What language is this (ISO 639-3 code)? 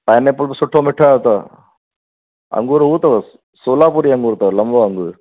snd